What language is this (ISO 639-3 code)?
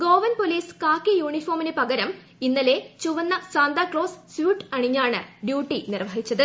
mal